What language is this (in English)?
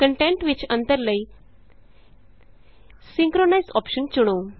Punjabi